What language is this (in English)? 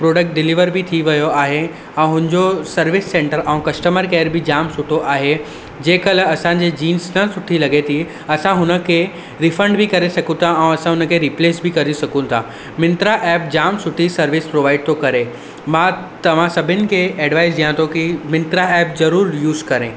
Sindhi